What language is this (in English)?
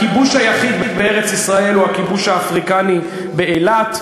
Hebrew